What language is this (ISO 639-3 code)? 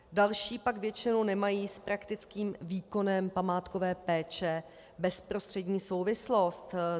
ces